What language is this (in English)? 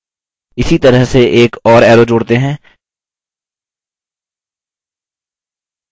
Hindi